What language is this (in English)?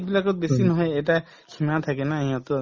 Assamese